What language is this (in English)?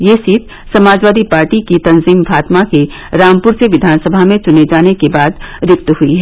Hindi